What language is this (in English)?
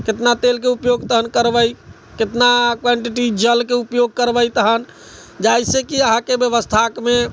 Maithili